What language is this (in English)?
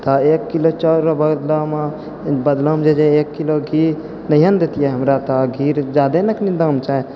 Maithili